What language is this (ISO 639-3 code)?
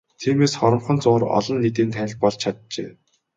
mon